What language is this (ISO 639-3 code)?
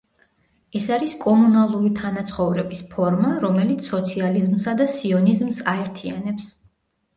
kat